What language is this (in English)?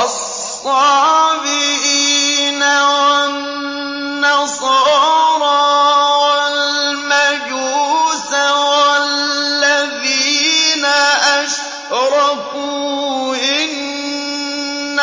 Arabic